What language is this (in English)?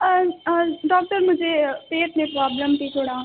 Urdu